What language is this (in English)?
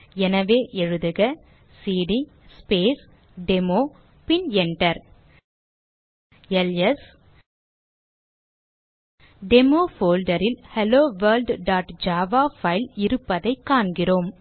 Tamil